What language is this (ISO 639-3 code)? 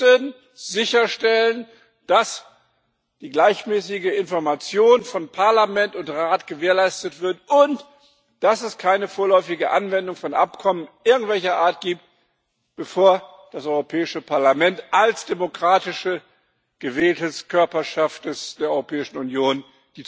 deu